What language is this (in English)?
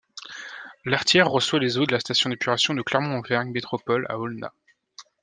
French